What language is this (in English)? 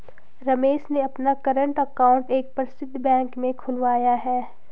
Hindi